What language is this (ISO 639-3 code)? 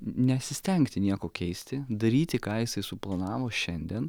lit